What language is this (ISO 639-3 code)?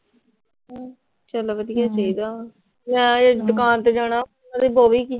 pan